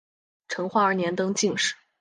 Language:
Chinese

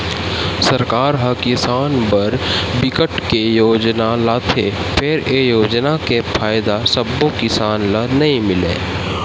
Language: Chhattisgarhi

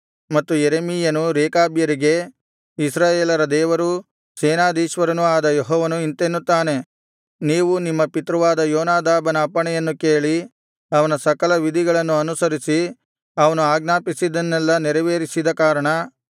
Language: Kannada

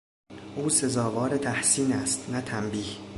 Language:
Persian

